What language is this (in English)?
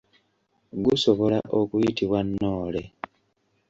Ganda